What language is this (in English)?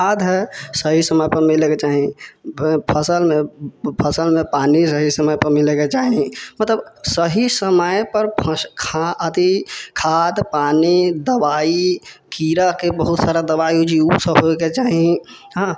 Maithili